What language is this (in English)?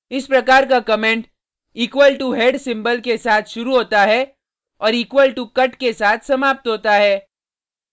Hindi